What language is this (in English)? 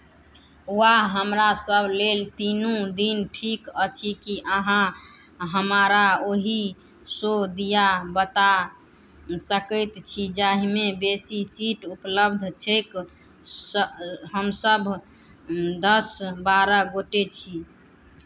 Maithili